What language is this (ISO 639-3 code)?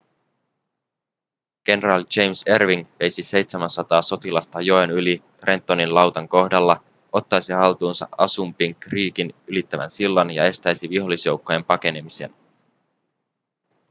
fin